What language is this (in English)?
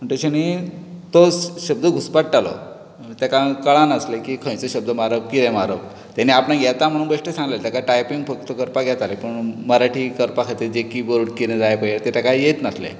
Konkani